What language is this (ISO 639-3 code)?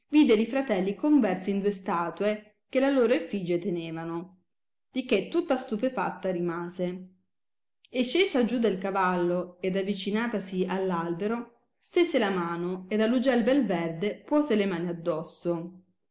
ita